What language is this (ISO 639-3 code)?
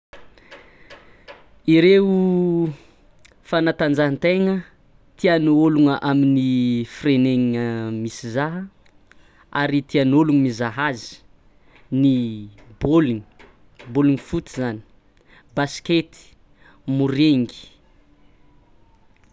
xmw